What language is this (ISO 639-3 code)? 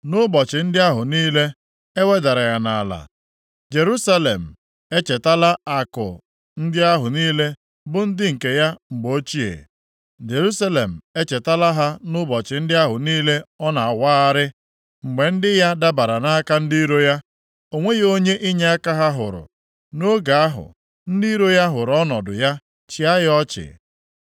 ibo